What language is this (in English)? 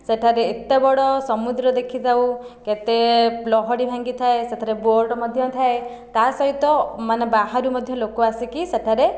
Odia